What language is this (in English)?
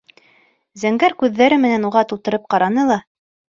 Bashkir